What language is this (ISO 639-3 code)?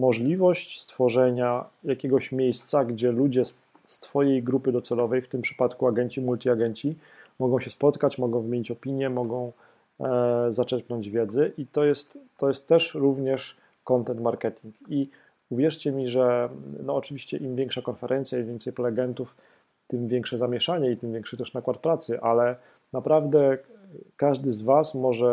pol